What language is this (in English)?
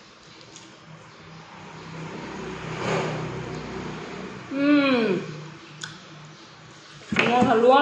Vietnamese